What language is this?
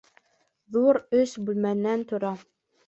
Bashkir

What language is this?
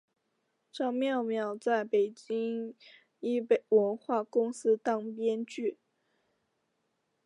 Chinese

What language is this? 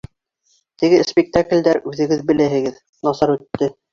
Bashkir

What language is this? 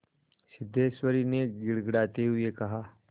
Hindi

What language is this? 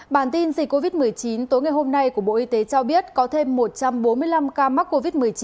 Vietnamese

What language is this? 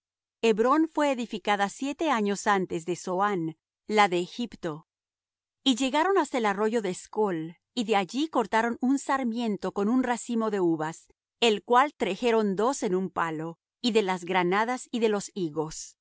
Spanish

